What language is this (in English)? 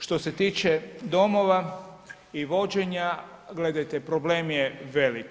Croatian